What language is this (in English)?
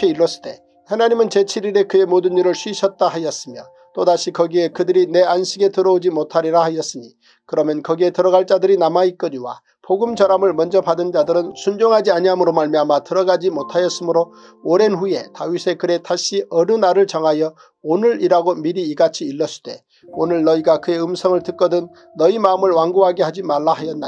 Korean